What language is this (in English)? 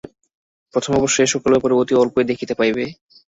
Bangla